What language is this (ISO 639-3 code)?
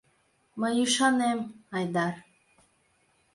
chm